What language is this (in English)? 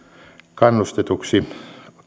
Finnish